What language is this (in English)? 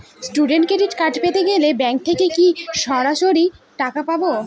Bangla